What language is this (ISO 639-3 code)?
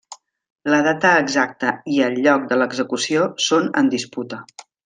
cat